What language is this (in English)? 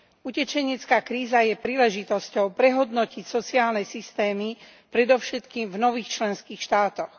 Slovak